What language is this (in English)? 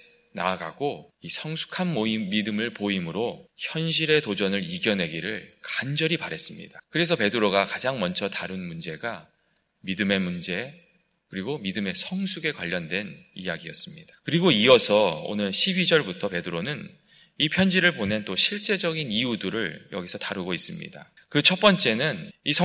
Korean